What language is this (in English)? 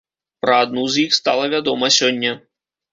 Belarusian